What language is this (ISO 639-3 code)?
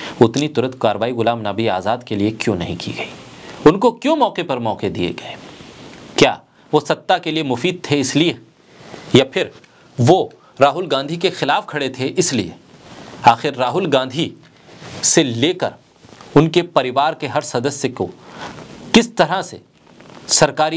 hin